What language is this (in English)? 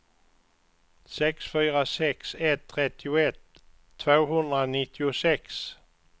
Swedish